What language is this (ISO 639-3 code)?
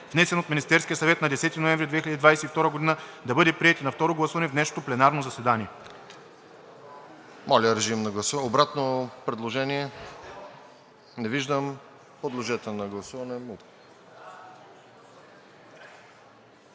bul